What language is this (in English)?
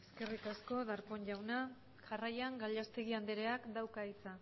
Basque